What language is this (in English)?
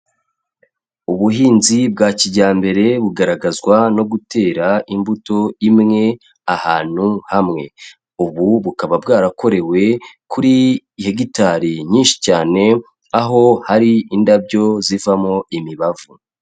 Kinyarwanda